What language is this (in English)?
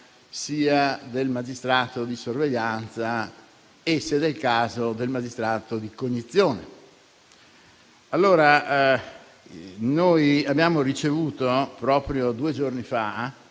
Italian